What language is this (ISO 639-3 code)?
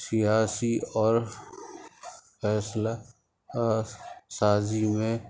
urd